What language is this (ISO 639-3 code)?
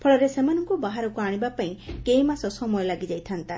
ori